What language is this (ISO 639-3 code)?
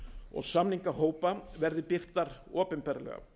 isl